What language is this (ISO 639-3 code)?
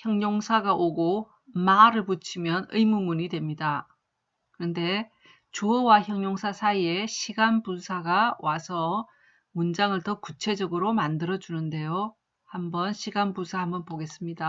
kor